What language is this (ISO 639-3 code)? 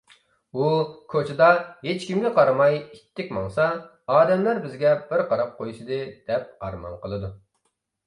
uig